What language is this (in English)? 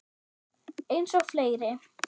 Icelandic